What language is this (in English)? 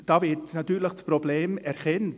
Swiss German